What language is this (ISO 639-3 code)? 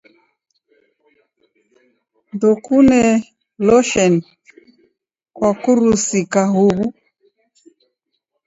dav